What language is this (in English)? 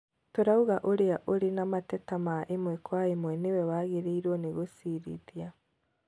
Kikuyu